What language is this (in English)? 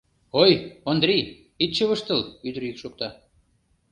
Mari